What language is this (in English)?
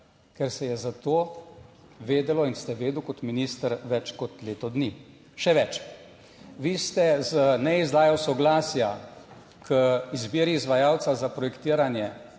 Slovenian